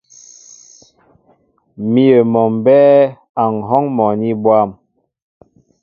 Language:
Mbo (Cameroon)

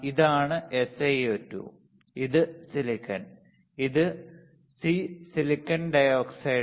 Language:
Malayalam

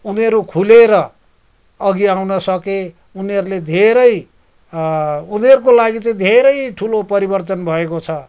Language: Nepali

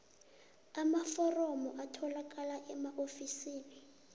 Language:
South Ndebele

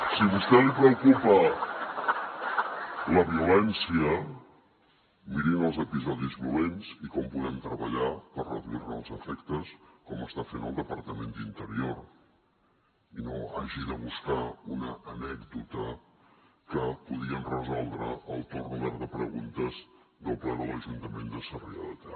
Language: Catalan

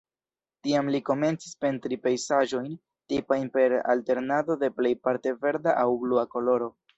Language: Esperanto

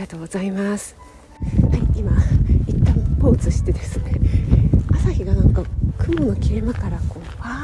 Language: Japanese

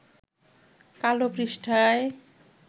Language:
Bangla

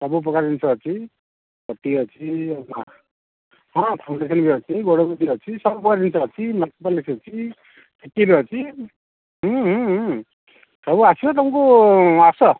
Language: Odia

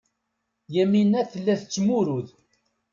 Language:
Kabyle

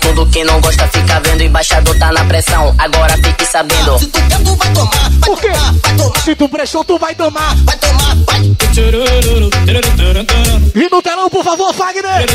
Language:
Portuguese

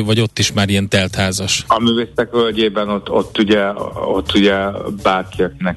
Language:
Hungarian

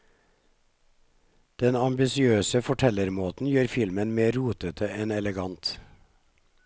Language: Norwegian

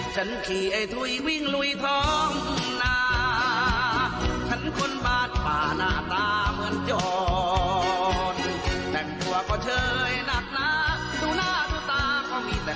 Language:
Thai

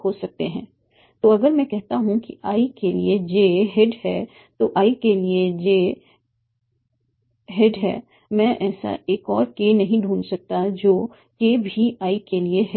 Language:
Hindi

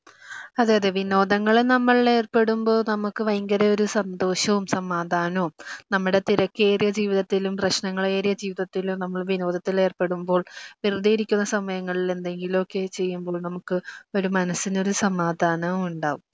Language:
Malayalam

